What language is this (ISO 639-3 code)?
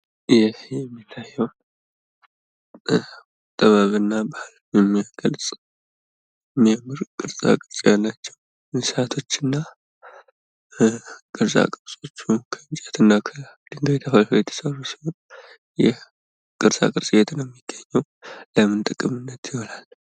amh